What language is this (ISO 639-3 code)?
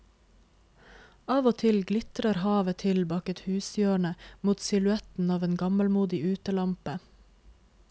nor